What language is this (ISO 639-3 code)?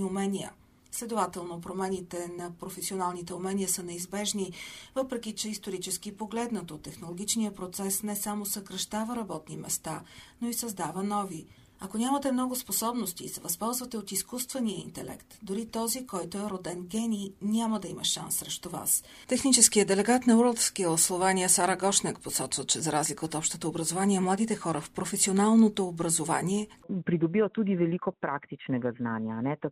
bul